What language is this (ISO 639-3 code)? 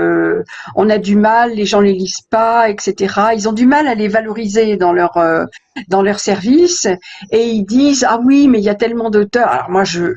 fra